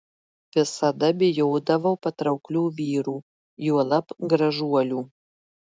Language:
Lithuanian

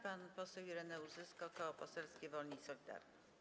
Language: Polish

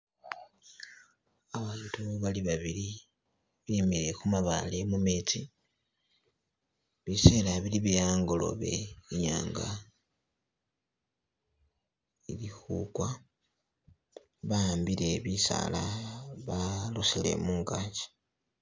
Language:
Masaaba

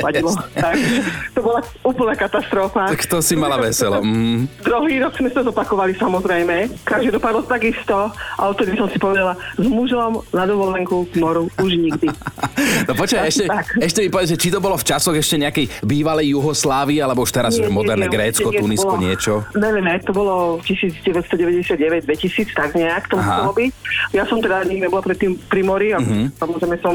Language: Slovak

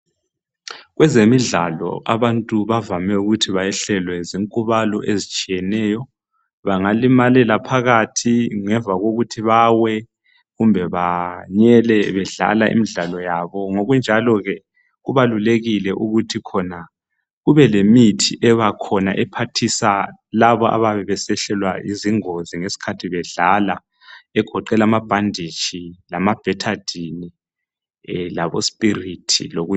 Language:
North Ndebele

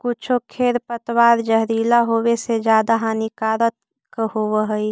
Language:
Magahi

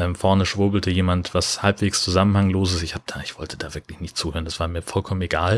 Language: German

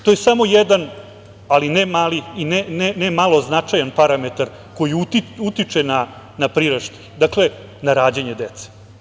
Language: Serbian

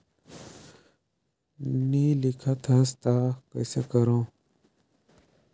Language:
Chhattisgarhi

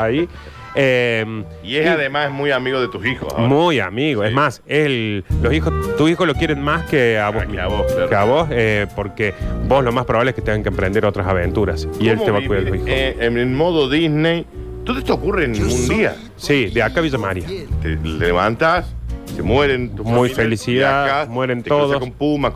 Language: Spanish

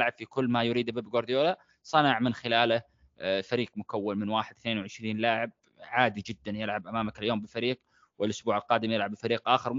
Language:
Arabic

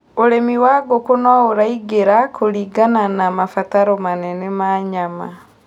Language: Kikuyu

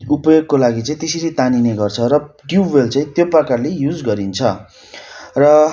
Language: Nepali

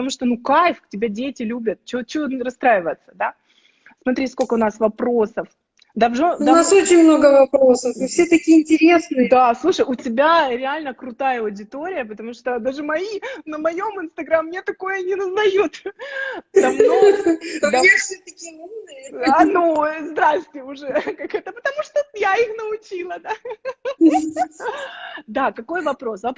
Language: Russian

